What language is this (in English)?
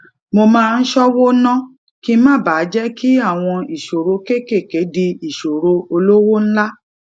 Yoruba